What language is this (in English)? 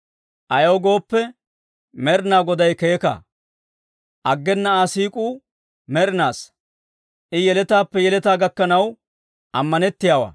Dawro